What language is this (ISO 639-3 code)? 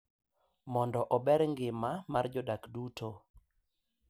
luo